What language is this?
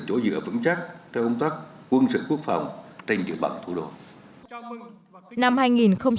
Vietnamese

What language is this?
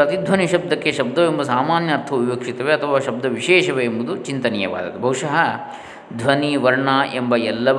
Kannada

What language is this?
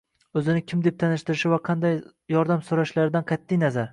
Uzbek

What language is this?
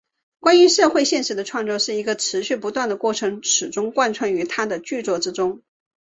Chinese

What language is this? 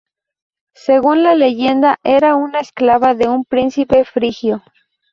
Spanish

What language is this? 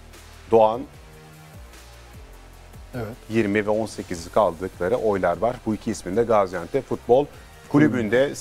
Turkish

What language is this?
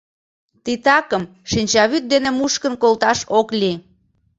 Mari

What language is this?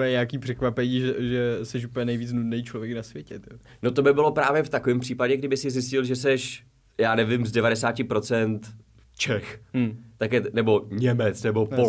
Czech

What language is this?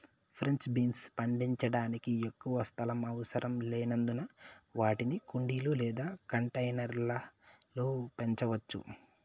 Telugu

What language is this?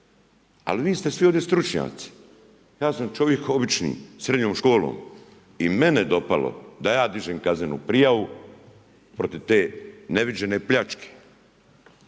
Croatian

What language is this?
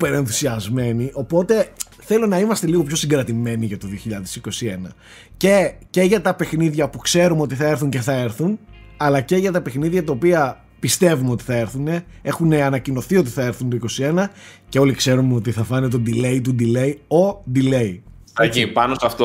Greek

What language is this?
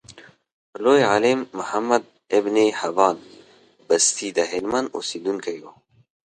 Pashto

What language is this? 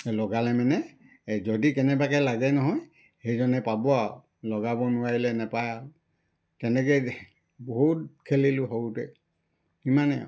Assamese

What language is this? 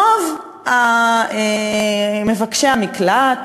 Hebrew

